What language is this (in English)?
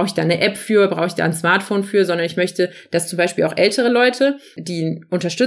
German